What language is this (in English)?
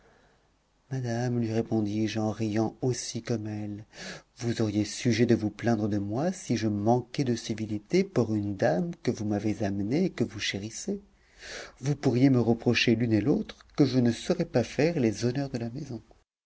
French